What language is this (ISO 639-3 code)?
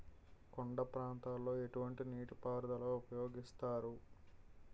tel